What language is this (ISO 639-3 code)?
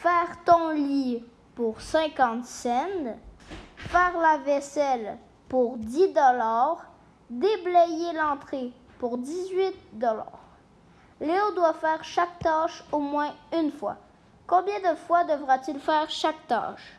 fra